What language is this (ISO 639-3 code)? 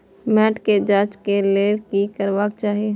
mai